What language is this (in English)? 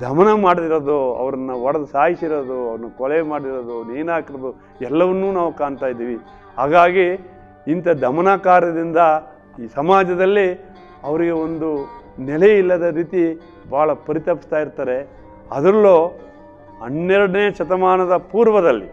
Kannada